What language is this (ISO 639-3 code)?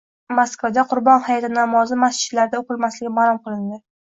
uzb